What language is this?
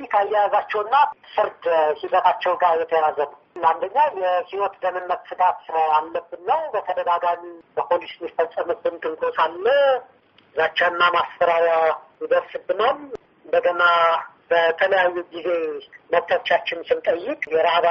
Amharic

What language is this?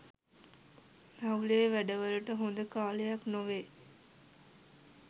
Sinhala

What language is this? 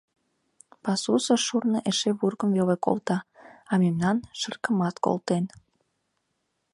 Mari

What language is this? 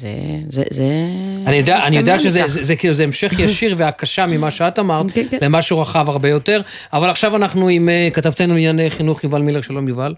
Hebrew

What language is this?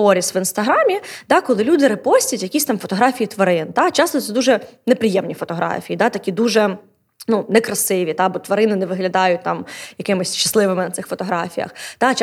Ukrainian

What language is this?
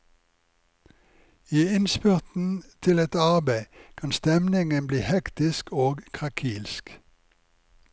Norwegian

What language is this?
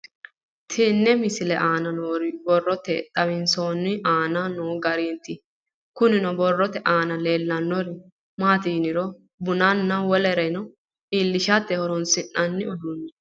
Sidamo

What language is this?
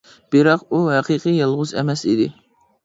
Uyghur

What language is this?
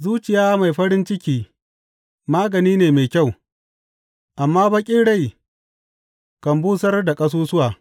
Hausa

